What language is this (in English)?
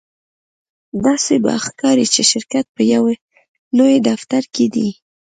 Pashto